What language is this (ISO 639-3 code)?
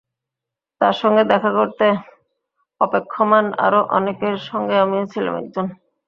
ben